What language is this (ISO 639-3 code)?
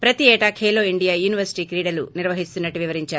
tel